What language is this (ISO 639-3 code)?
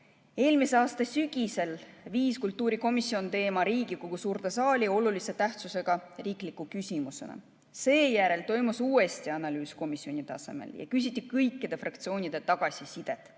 est